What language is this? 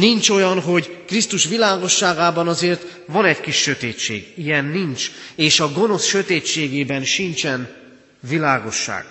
Hungarian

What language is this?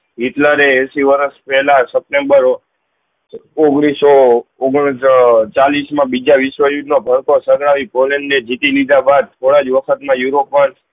Gujarati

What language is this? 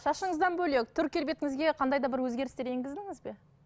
Kazakh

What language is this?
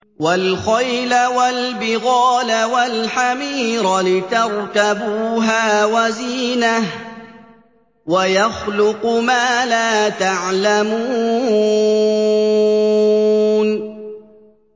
Arabic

